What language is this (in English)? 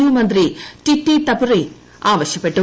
Malayalam